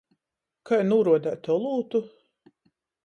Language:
Latgalian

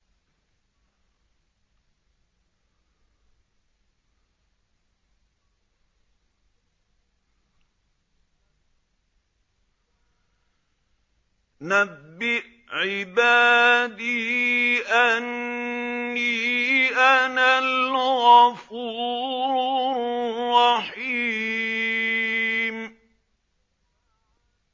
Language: Arabic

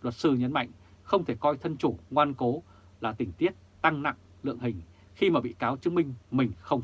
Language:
Vietnamese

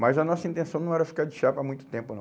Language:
Portuguese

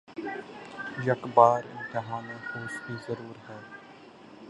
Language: Urdu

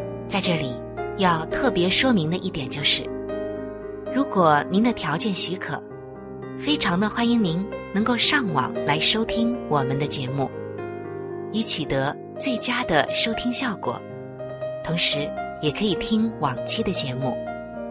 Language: Chinese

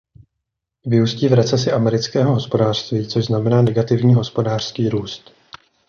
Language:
Czech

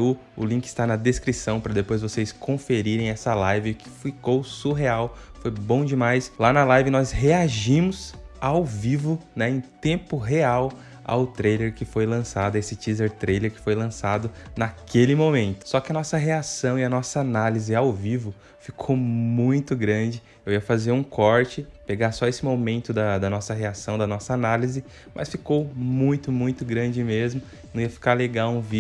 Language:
Portuguese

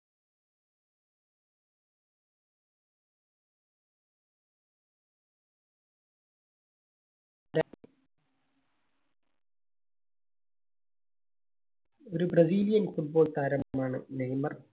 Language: Malayalam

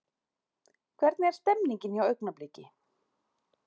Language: Icelandic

